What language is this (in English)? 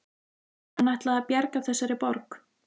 Icelandic